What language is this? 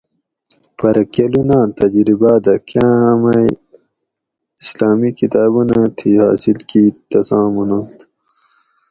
Gawri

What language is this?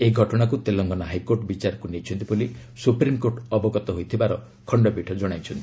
Odia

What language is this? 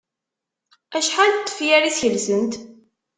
Kabyle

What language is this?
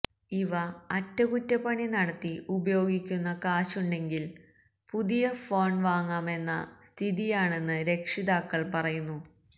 Malayalam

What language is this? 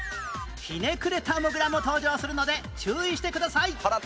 Japanese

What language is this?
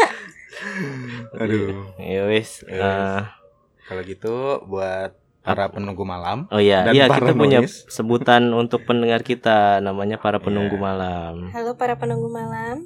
Indonesian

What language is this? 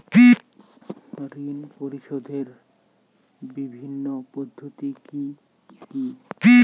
Bangla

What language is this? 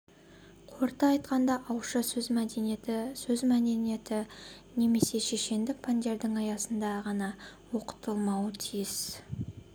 Kazakh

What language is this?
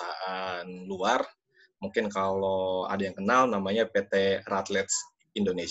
Indonesian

